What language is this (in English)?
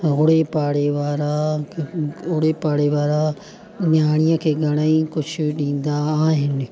Sindhi